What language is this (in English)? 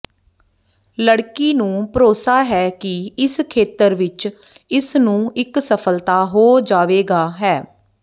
Punjabi